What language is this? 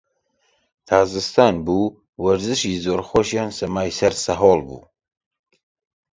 Central Kurdish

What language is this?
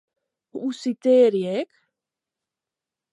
Western Frisian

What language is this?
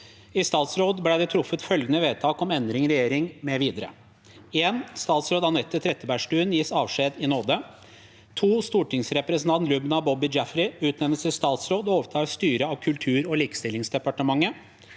Norwegian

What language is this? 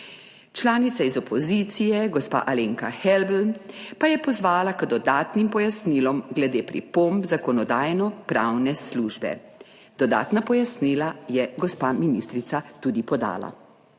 Slovenian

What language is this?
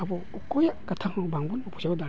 Santali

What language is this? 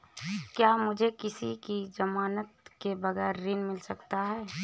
Hindi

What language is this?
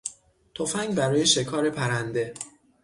Persian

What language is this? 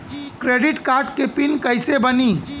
Bhojpuri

